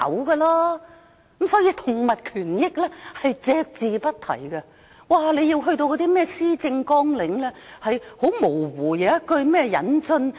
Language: Cantonese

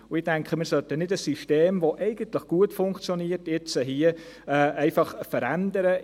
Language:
Swiss German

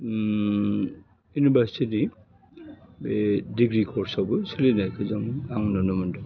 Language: Bodo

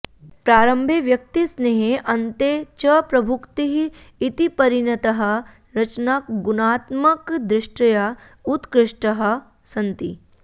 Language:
Sanskrit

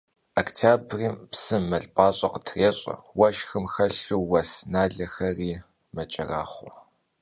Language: Kabardian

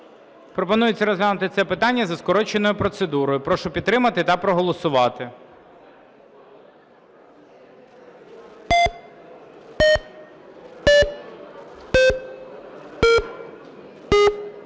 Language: Ukrainian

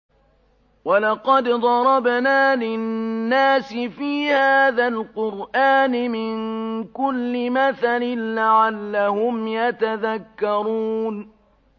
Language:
Arabic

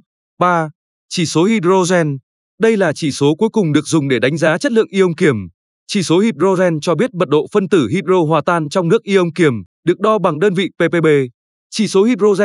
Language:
Vietnamese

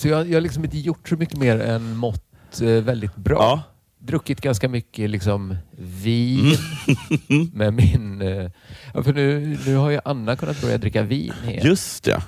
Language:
Swedish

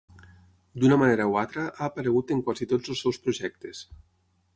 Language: Catalan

